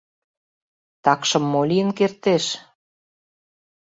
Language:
Mari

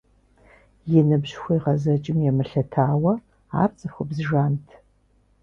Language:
Kabardian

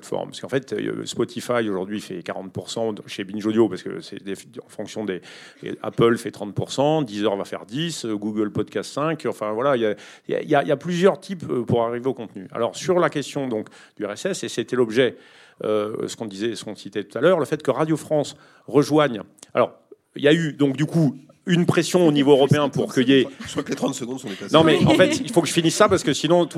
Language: French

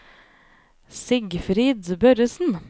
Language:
Norwegian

